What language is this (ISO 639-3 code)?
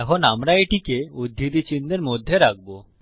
ben